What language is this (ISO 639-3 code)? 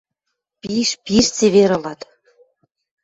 mrj